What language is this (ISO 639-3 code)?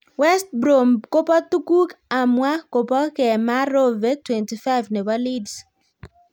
kln